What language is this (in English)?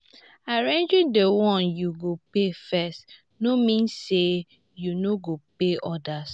Nigerian Pidgin